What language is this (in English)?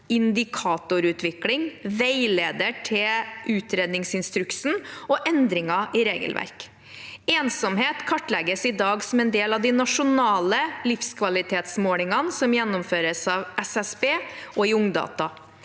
Norwegian